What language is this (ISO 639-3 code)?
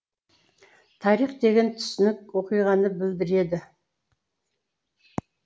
kaz